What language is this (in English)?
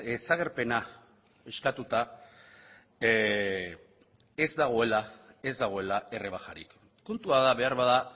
Basque